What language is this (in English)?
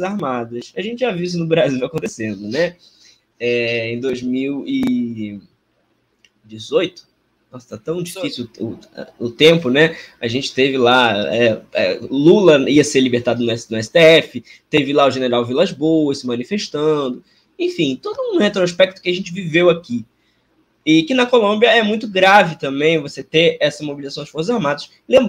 Portuguese